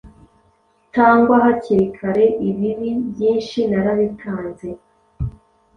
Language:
Kinyarwanda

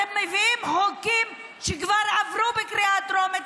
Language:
Hebrew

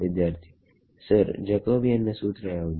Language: Kannada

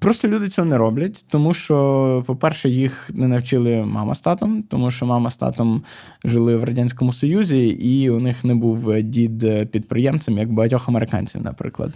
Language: Ukrainian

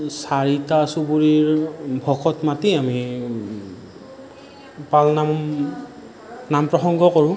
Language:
Assamese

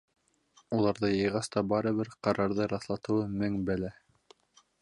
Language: Bashkir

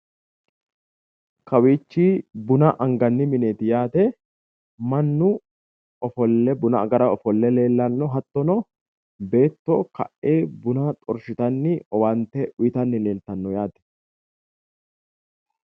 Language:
Sidamo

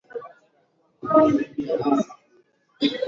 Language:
Swahili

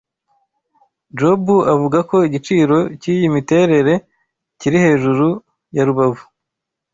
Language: Kinyarwanda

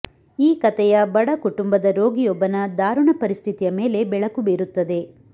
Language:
Kannada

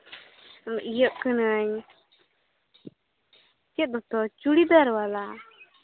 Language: Santali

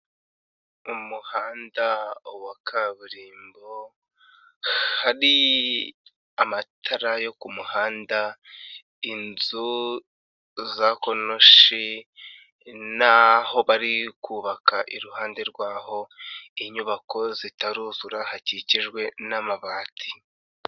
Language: Kinyarwanda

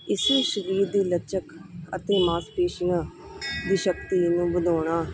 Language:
Punjabi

